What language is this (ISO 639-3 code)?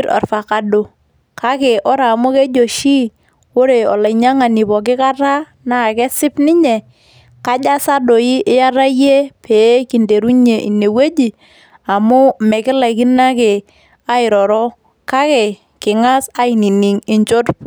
mas